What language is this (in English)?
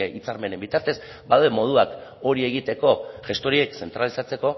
Basque